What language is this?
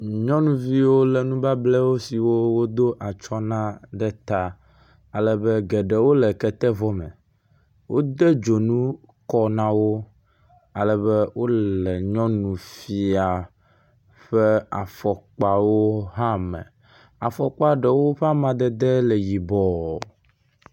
Ewe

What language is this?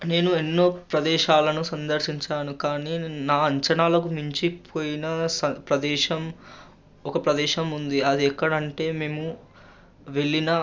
Telugu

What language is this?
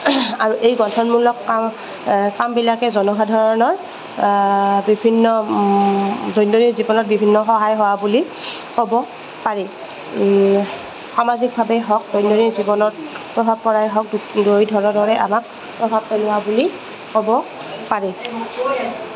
Assamese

